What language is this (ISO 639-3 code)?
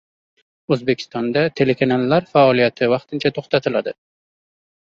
uzb